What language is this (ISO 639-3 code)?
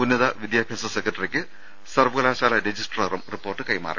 mal